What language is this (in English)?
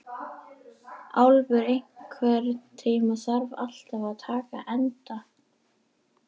Icelandic